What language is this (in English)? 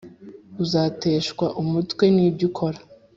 Kinyarwanda